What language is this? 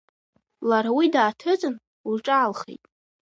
Abkhazian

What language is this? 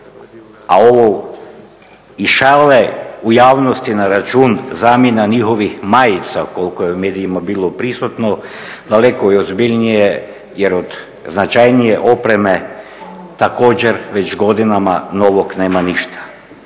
Croatian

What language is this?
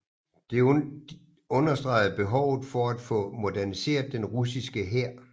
Danish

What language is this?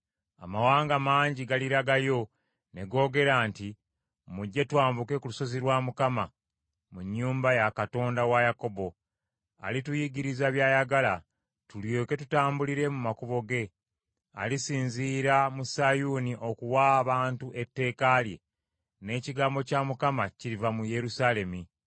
Ganda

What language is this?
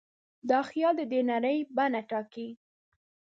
Pashto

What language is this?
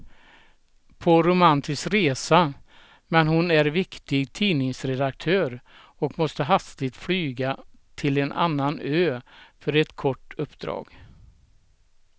Swedish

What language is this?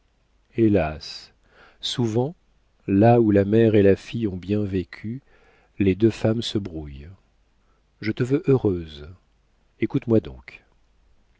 French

